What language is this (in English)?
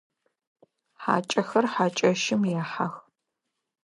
Adyghe